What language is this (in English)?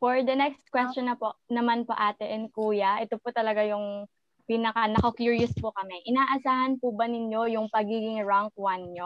Filipino